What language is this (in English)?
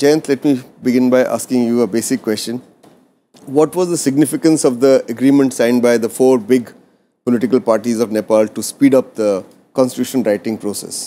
English